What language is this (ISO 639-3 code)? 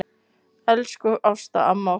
isl